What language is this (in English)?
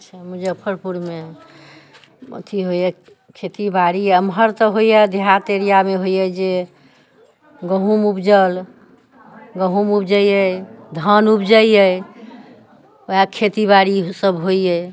Maithili